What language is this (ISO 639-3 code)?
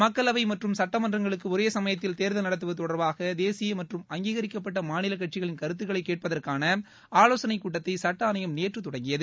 tam